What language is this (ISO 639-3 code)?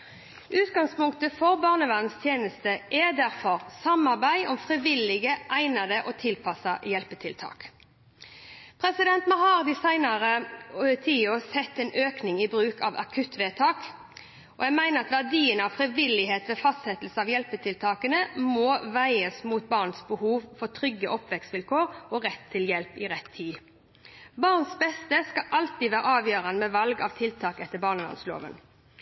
nob